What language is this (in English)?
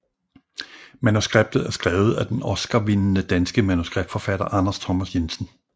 Danish